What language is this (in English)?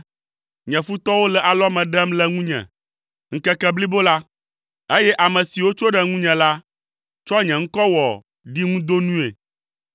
Ewe